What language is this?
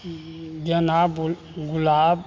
Maithili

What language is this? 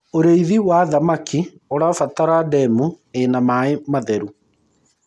Kikuyu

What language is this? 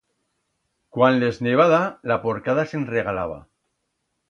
Aragonese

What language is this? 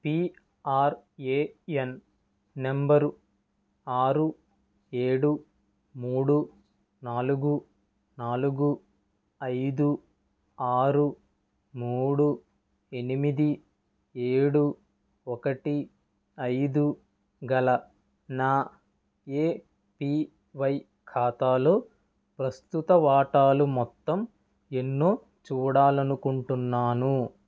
Telugu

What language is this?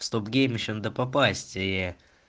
Russian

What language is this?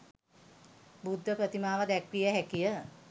Sinhala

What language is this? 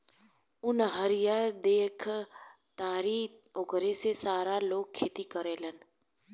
Bhojpuri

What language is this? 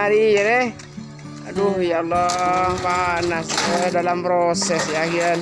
Indonesian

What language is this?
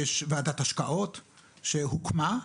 Hebrew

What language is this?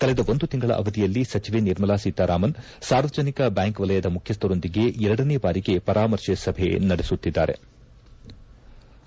Kannada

